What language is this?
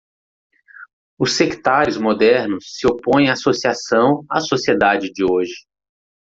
Portuguese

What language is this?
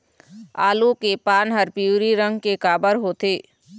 Chhattisgarhi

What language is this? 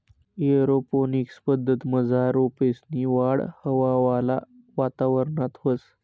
Marathi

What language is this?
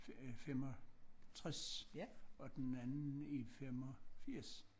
Danish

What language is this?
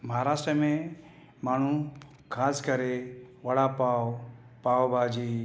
Sindhi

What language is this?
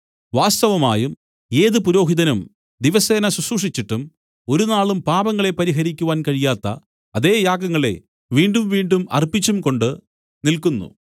Malayalam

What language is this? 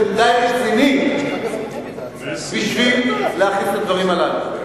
Hebrew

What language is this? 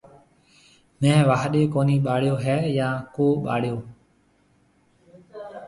Marwari (Pakistan)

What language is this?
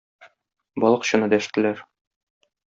Tatar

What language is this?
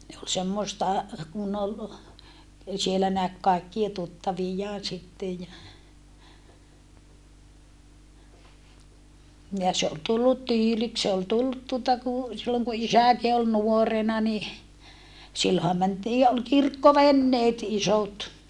Finnish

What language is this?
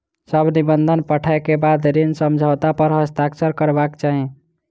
Maithili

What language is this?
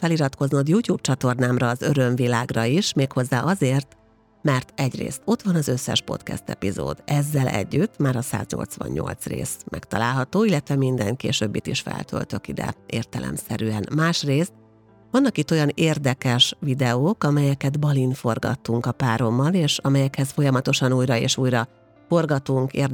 Hungarian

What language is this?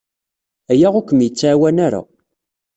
Kabyle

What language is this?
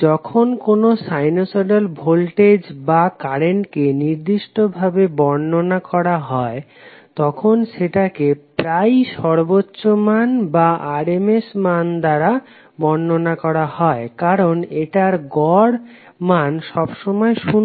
Bangla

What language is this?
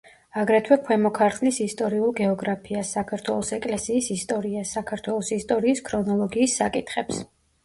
Georgian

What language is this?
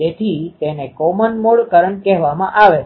Gujarati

